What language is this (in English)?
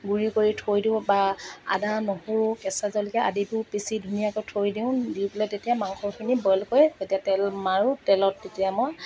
Assamese